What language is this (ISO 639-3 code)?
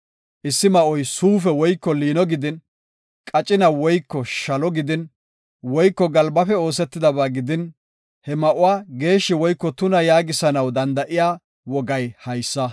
gof